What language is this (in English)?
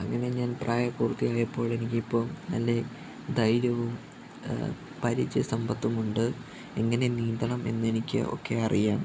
Malayalam